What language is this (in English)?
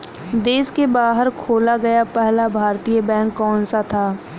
Hindi